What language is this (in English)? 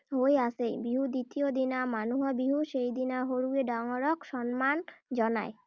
Assamese